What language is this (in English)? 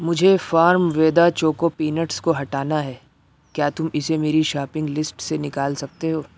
Urdu